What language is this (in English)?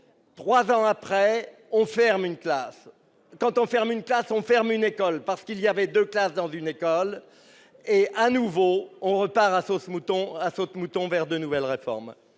French